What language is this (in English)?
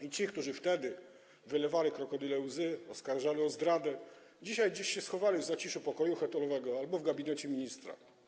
Polish